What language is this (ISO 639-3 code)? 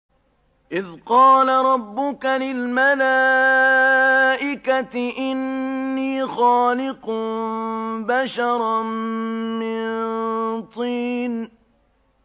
ara